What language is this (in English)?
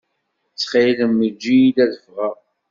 Kabyle